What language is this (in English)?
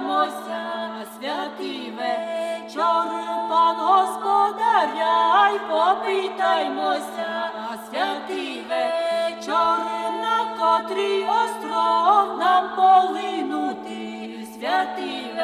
Ukrainian